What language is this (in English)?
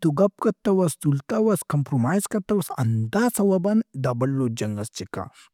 Brahui